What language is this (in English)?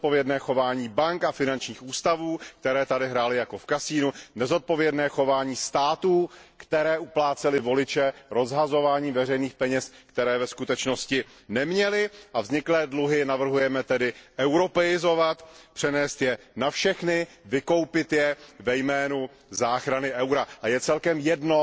Czech